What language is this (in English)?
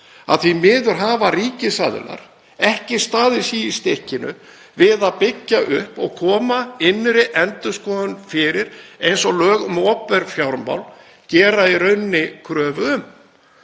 Icelandic